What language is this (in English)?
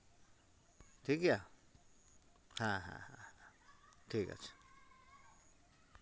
Santali